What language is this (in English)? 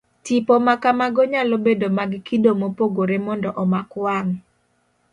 Luo (Kenya and Tanzania)